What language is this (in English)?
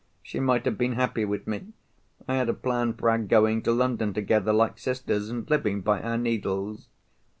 English